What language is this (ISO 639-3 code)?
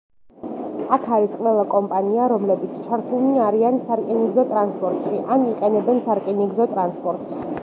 kat